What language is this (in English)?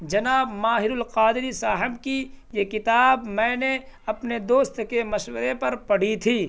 Urdu